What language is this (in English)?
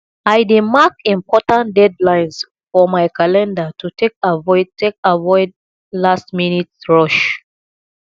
Nigerian Pidgin